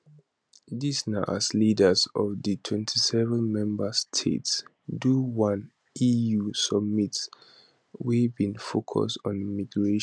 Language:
Nigerian Pidgin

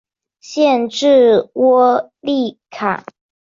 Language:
Chinese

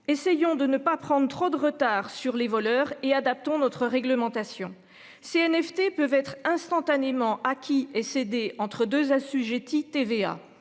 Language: French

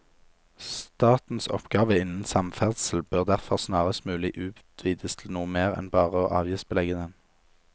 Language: Norwegian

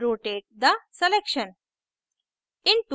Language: Hindi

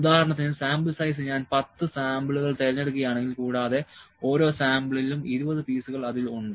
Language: Malayalam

